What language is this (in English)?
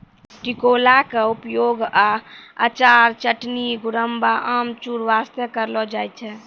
Maithili